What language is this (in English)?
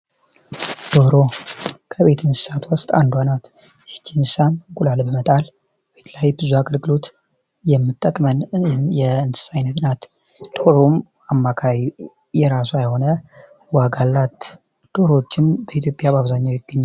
Amharic